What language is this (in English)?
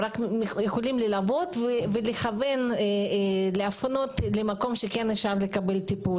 Hebrew